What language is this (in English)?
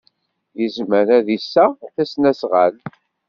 Kabyle